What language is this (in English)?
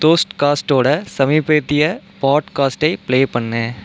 Tamil